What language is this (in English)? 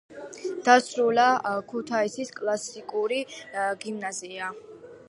Georgian